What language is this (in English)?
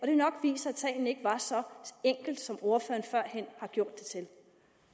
Danish